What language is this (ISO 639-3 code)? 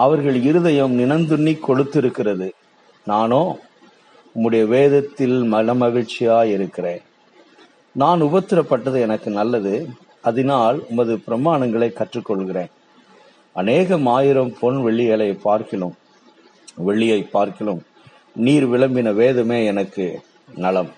tam